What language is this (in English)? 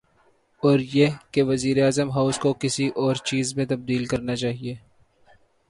Urdu